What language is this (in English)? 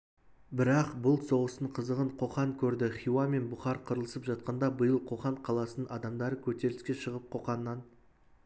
Kazakh